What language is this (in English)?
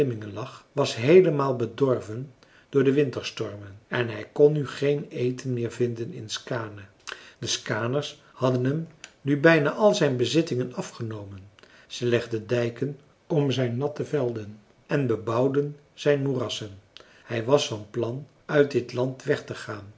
Dutch